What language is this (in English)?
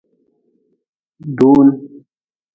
Nawdm